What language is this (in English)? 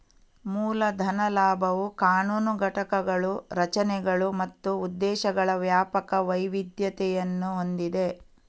Kannada